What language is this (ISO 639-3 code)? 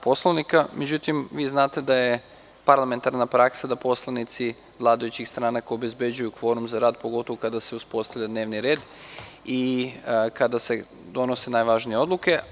srp